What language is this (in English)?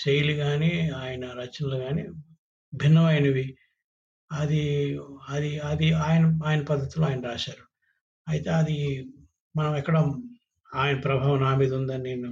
Telugu